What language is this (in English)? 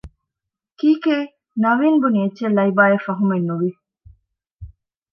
Divehi